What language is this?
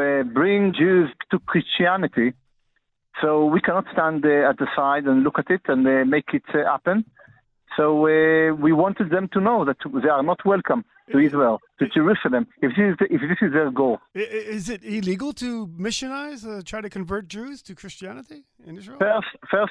English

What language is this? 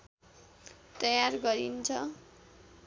Nepali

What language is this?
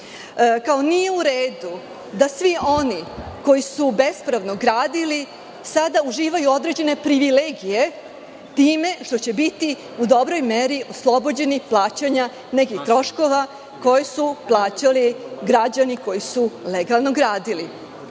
Serbian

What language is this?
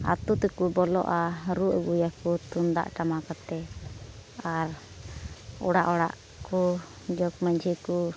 Santali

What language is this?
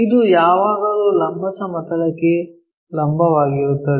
Kannada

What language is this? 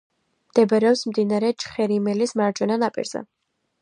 Georgian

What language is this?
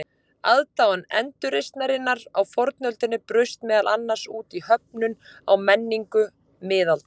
Icelandic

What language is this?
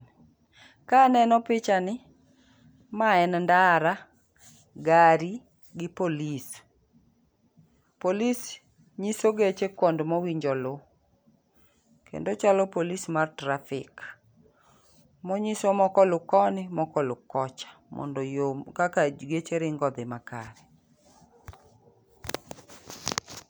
Luo (Kenya and Tanzania)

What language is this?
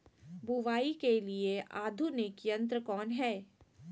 Magahi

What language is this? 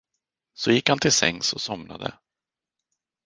Swedish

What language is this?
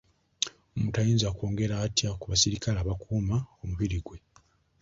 Ganda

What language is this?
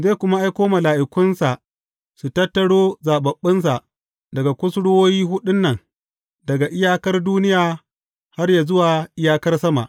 Hausa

